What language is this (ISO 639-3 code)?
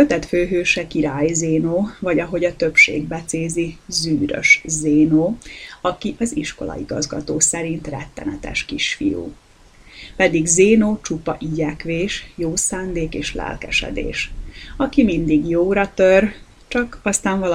hun